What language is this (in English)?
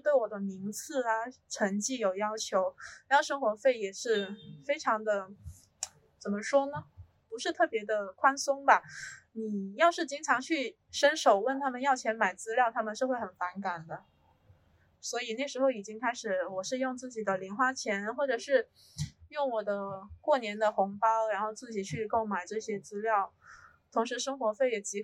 Chinese